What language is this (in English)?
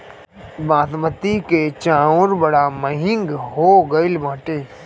Bhojpuri